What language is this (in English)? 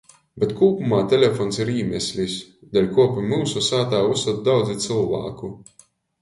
Latgalian